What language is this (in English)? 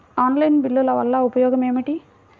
Telugu